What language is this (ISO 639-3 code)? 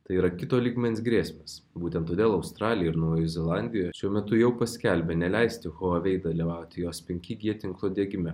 lit